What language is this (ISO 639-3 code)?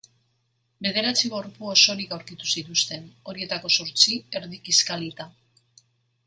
eus